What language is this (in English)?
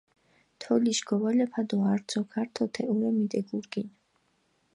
Mingrelian